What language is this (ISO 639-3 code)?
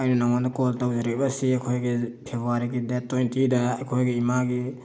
mni